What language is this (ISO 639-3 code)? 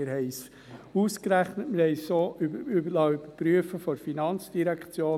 gsw